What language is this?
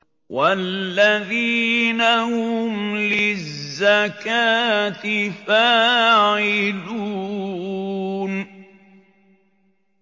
Arabic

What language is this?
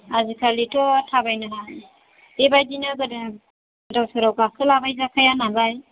Bodo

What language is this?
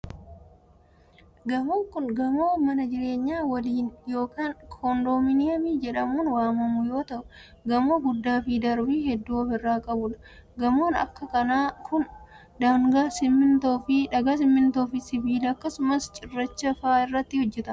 Oromo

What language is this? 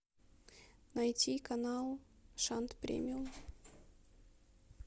Russian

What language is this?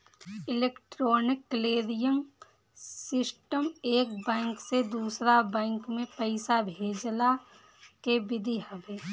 Bhojpuri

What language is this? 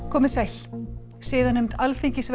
Icelandic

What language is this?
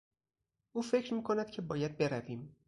Persian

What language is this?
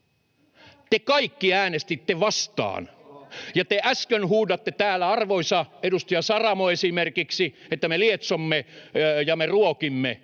Finnish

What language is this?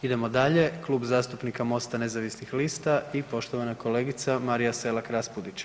Croatian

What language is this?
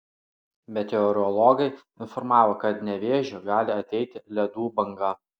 Lithuanian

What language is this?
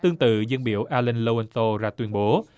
Vietnamese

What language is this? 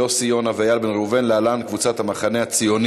Hebrew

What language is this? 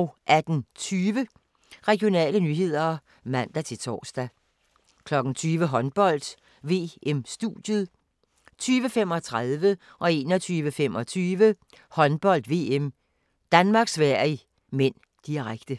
Danish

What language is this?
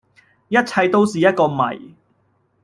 Cantonese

